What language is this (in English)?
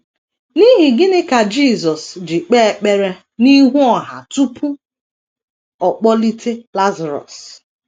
Igbo